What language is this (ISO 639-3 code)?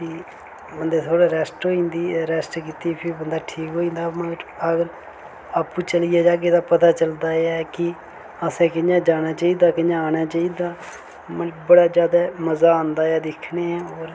doi